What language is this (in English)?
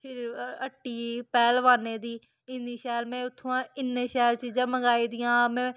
Dogri